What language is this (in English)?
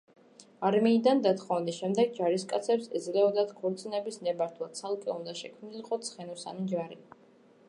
Georgian